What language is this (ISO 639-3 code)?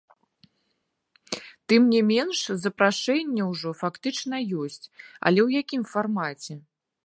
bel